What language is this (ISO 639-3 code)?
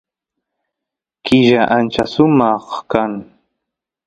qus